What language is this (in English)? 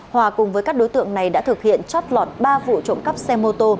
Vietnamese